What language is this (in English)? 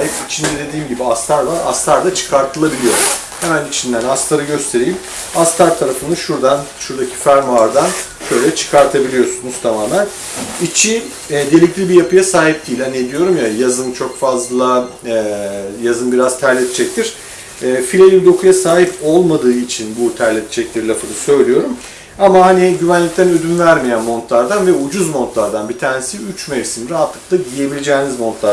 Turkish